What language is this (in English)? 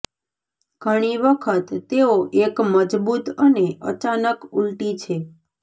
Gujarati